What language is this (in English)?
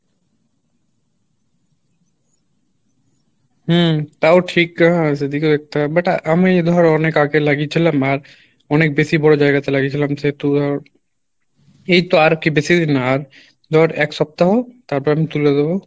Bangla